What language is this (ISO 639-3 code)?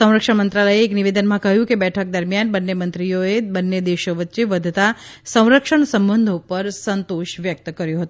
guj